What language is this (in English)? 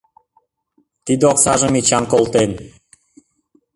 Mari